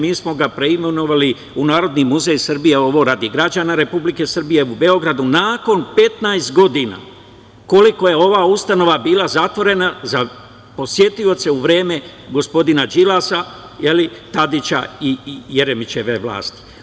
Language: Serbian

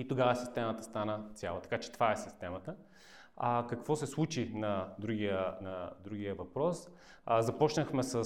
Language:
Bulgarian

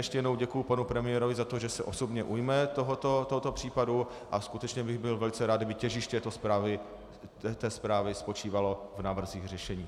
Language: Czech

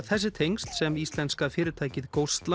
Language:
Icelandic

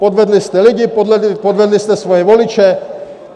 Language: Czech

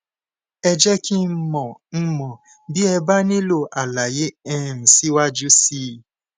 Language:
Yoruba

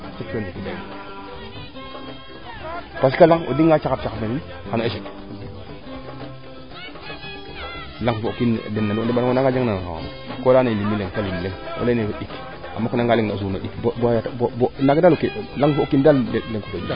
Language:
Serer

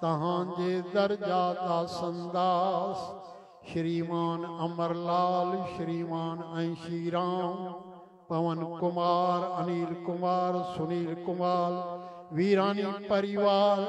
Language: Arabic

